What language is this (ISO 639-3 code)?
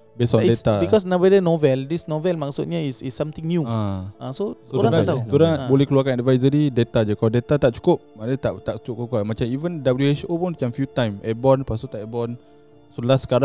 msa